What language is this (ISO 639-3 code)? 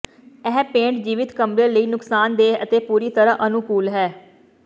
pan